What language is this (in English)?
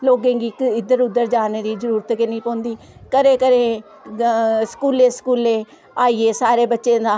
Dogri